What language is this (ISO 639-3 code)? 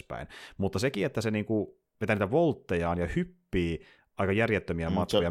fin